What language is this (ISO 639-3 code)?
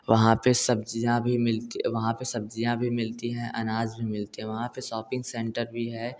hin